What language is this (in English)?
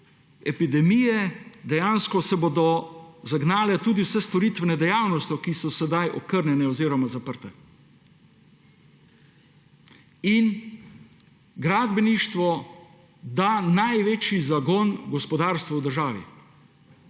Slovenian